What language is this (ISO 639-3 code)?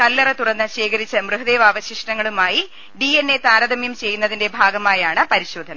mal